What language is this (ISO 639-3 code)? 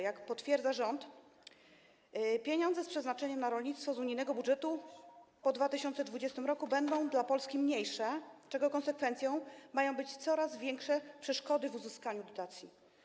pol